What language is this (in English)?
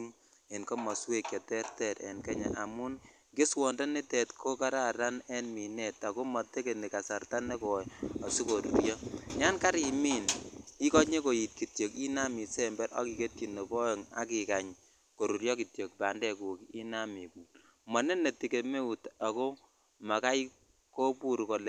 Kalenjin